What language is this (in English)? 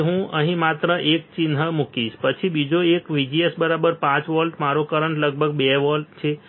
Gujarati